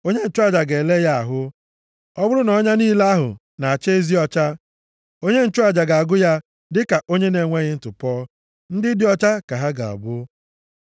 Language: Igbo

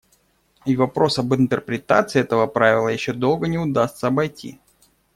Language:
Russian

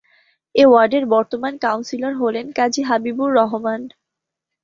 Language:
Bangla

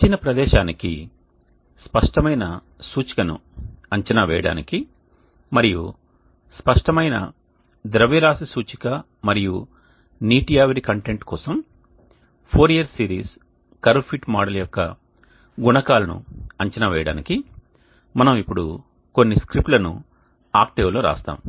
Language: Telugu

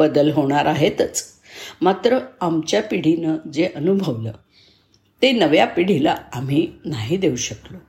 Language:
Marathi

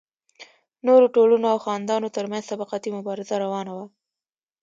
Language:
Pashto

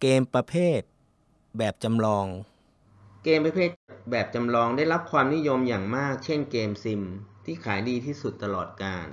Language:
Thai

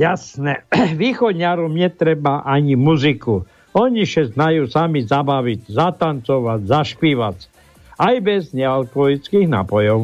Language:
Slovak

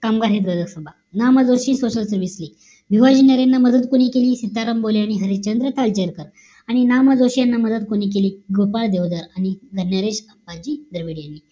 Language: Marathi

